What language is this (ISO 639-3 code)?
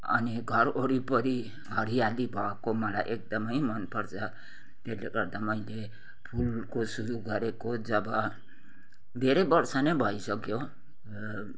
nep